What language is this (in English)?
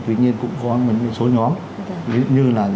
Vietnamese